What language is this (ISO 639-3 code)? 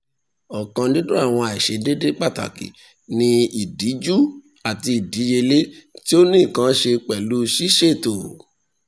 yor